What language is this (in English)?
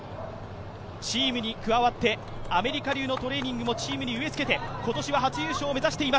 Japanese